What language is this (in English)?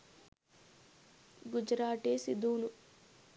Sinhala